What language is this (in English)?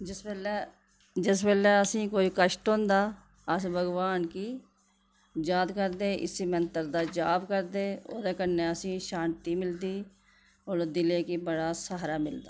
Dogri